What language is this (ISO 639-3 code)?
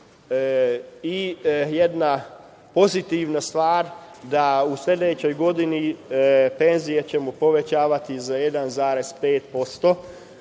srp